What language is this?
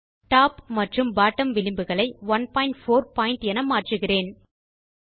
Tamil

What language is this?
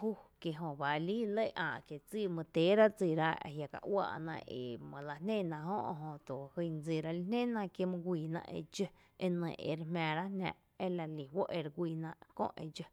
Tepinapa Chinantec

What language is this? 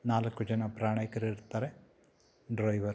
Kannada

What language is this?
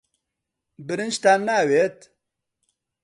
Central Kurdish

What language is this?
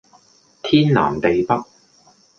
Cantonese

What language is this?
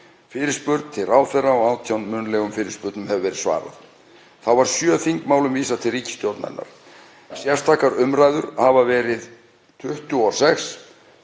Icelandic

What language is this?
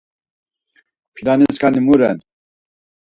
Laz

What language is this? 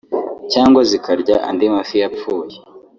Kinyarwanda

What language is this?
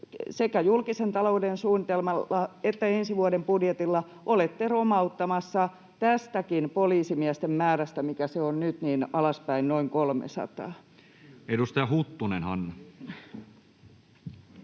Finnish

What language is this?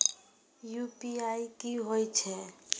Maithili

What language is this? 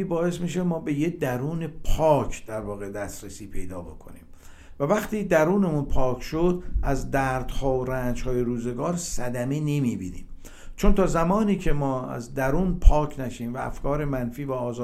Persian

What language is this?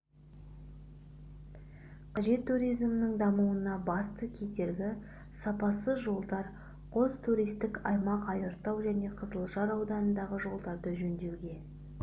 Kazakh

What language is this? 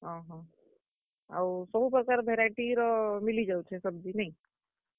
Odia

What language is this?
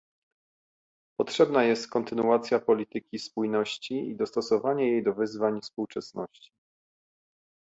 Polish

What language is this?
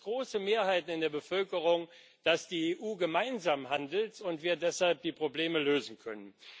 German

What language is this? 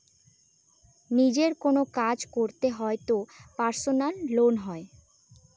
Bangla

